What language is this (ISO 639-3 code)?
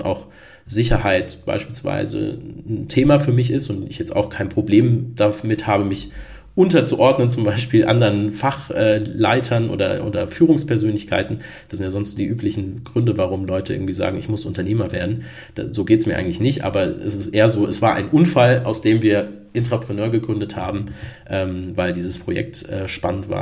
deu